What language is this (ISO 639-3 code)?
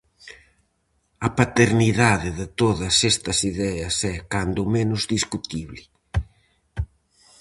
glg